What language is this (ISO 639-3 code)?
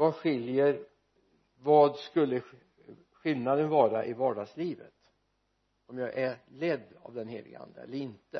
swe